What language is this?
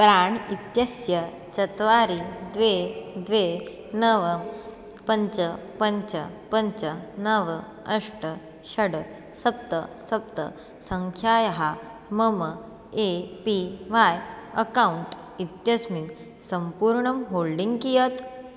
Sanskrit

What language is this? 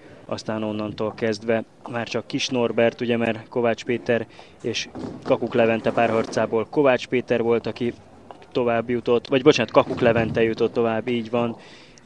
Hungarian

